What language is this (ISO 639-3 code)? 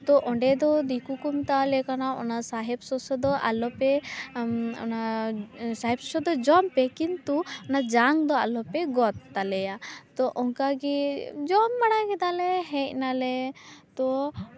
sat